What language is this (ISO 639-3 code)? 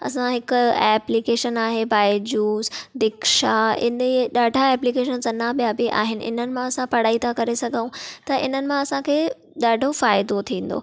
snd